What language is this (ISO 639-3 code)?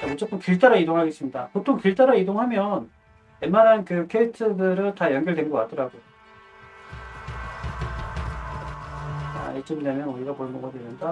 kor